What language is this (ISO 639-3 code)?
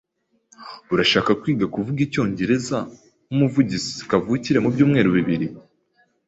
kin